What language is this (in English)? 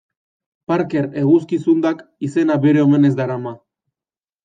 Basque